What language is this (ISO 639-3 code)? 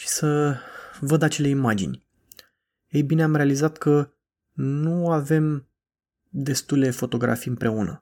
ron